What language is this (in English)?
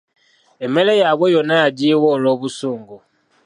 Ganda